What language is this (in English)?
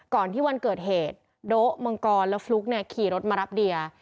Thai